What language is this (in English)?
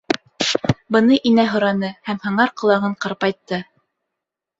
Bashkir